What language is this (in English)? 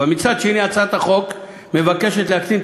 Hebrew